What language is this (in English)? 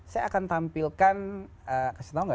Indonesian